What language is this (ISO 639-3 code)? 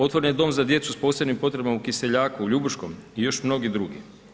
hrv